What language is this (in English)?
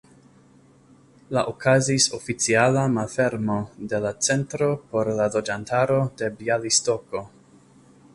Esperanto